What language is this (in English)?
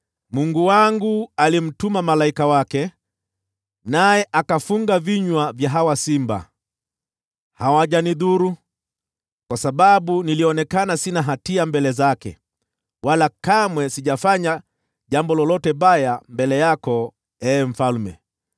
Swahili